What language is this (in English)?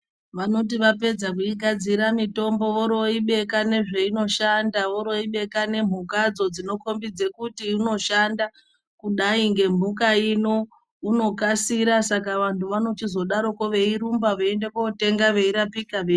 Ndau